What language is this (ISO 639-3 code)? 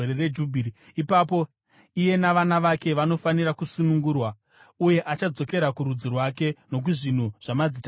sna